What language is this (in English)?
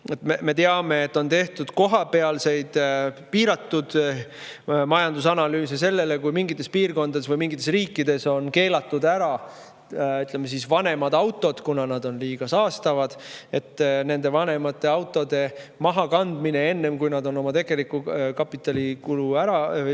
Estonian